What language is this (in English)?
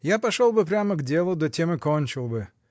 Russian